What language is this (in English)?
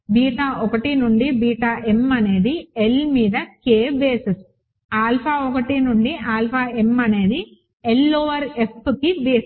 Telugu